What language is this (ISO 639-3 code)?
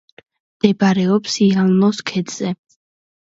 kat